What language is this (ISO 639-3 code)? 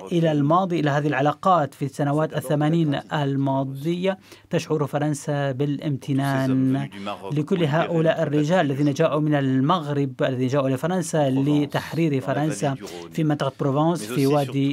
ara